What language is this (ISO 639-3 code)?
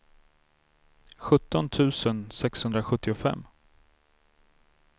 swe